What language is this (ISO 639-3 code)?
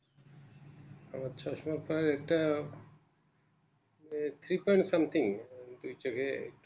ben